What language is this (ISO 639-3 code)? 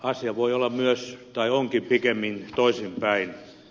fin